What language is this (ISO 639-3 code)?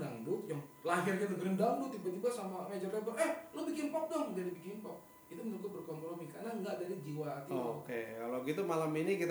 ind